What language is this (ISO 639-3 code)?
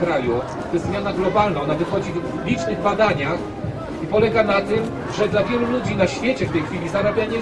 pol